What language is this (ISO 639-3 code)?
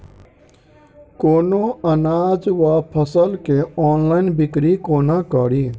mai